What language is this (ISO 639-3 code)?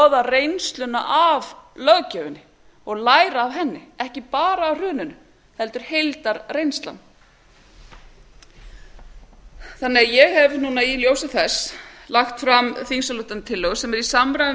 isl